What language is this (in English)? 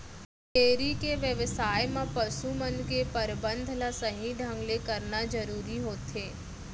Chhattisgarhi